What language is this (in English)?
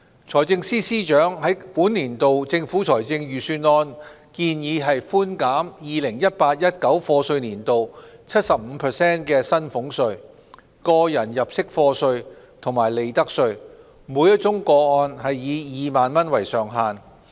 Cantonese